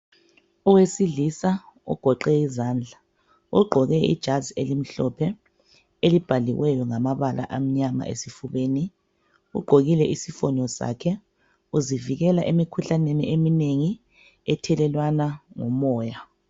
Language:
North Ndebele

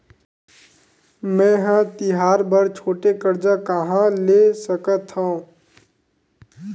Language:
Chhattisgarhi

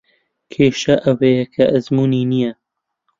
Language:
Central Kurdish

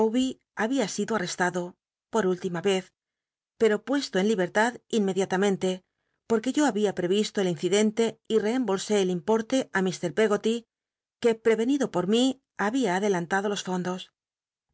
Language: Spanish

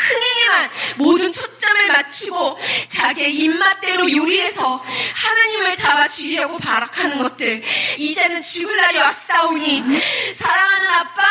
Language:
Korean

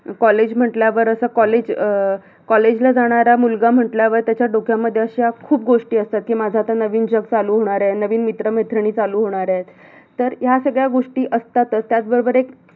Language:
Marathi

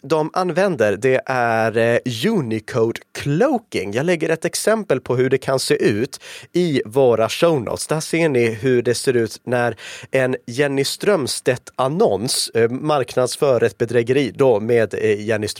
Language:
Swedish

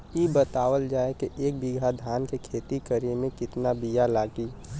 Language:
Bhojpuri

